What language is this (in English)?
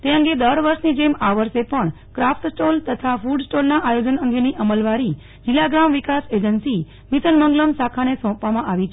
Gujarati